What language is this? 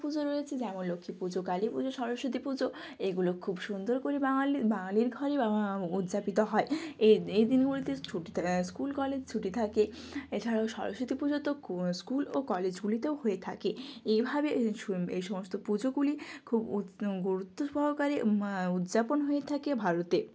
Bangla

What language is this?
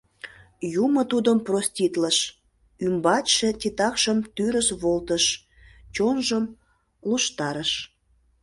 Mari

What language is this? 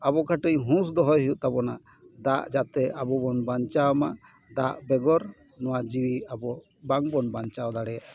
Santali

